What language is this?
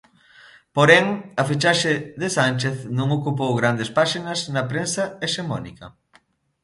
Galician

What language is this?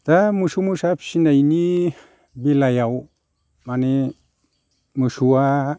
Bodo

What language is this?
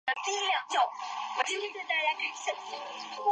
Chinese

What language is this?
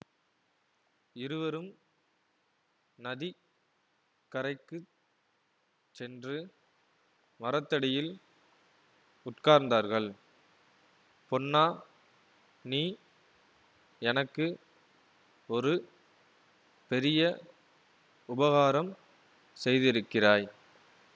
Tamil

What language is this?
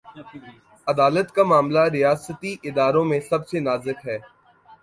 Urdu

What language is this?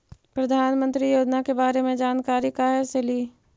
Magahi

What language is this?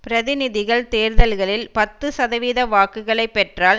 Tamil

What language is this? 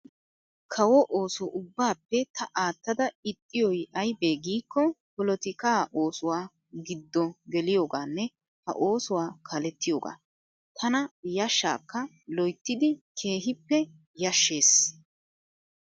Wolaytta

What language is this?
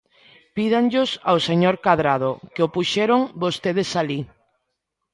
Galician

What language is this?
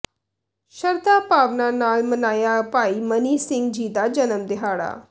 Punjabi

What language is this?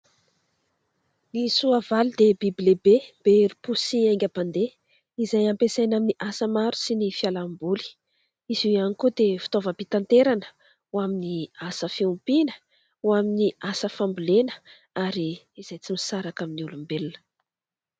Malagasy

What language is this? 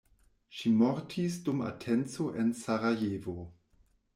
Esperanto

